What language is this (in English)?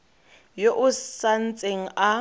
Tswana